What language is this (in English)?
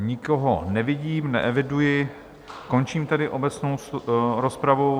Czech